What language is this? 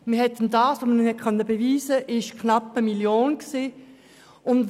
Swiss German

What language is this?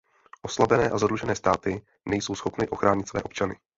Czech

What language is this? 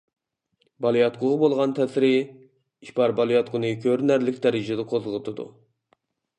Uyghur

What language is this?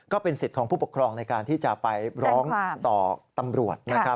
Thai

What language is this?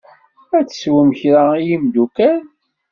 Kabyle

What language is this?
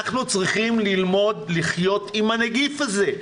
Hebrew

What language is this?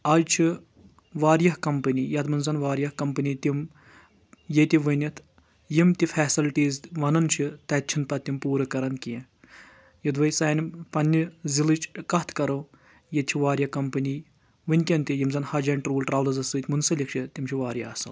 Kashmiri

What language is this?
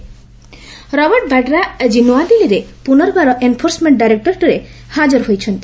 Odia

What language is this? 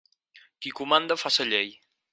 Catalan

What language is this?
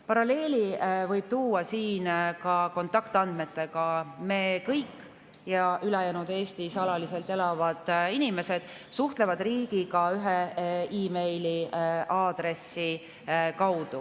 Estonian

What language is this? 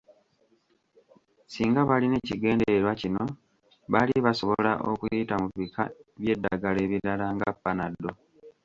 Ganda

